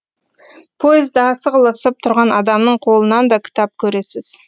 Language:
Kazakh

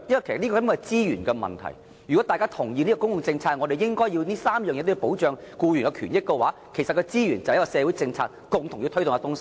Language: Cantonese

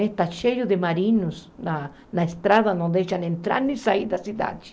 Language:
Portuguese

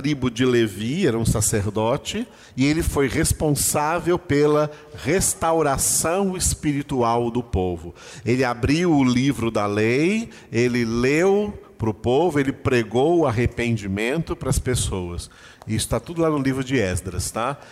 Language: Portuguese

